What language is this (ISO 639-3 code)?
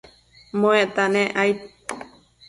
mcf